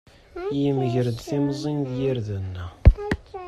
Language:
Kabyle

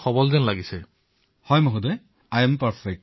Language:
Assamese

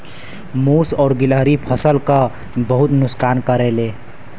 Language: Bhojpuri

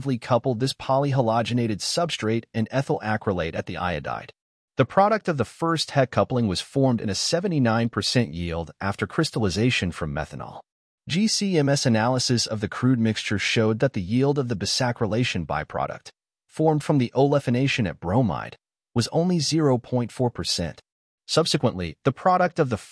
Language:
English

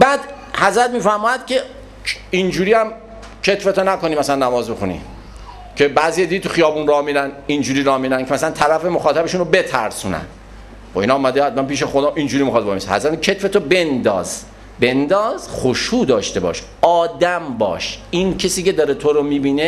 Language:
Persian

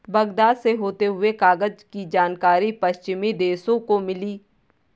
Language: Hindi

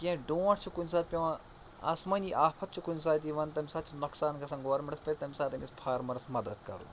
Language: Kashmiri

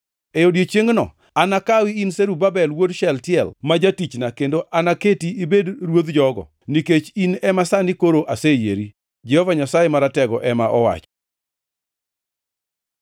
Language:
Luo (Kenya and Tanzania)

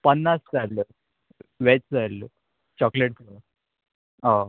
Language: Konkani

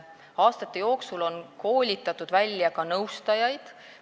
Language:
Estonian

